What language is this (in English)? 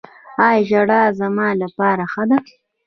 Pashto